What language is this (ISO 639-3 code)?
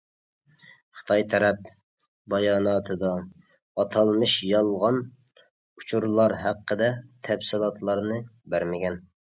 uig